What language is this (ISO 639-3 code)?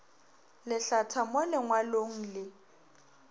nso